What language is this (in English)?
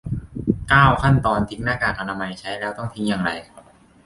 Thai